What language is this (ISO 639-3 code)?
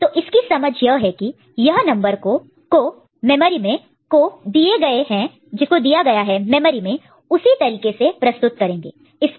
hin